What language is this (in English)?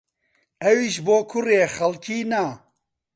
Central Kurdish